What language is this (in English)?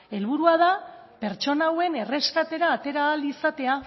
Basque